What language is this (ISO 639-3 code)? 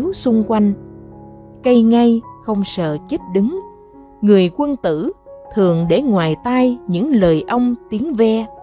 vie